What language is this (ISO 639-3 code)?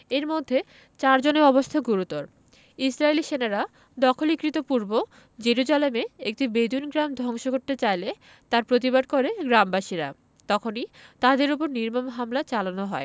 ben